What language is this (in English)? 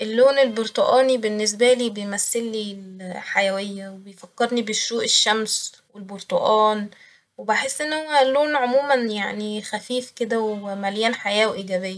Egyptian Arabic